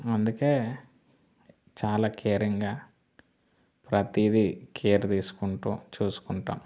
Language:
Telugu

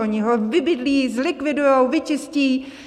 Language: Czech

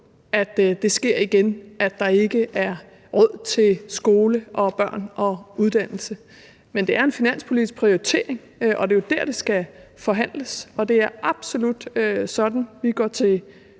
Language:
Danish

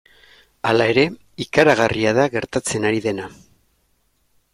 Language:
Basque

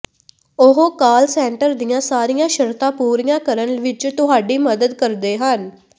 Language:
Punjabi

